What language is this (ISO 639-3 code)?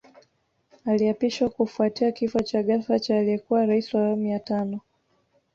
swa